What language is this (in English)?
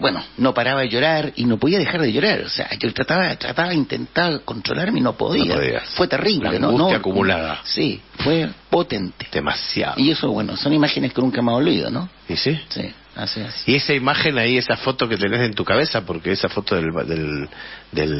Spanish